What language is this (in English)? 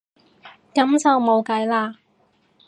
Cantonese